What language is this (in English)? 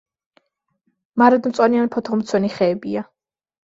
Georgian